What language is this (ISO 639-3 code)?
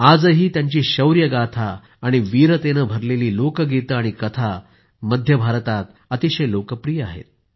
mar